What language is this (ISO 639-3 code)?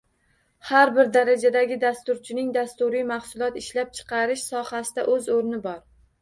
uzb